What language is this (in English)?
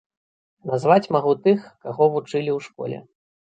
Belarusian